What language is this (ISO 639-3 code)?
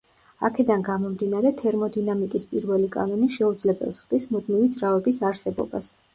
kat